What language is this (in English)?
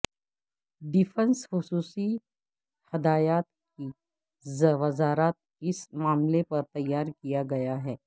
Urdu